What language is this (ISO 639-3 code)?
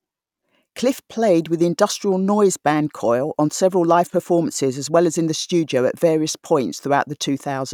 eng